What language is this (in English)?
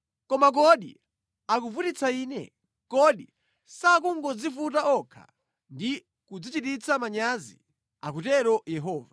Nyanja